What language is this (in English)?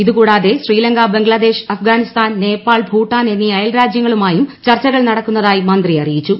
Malayalam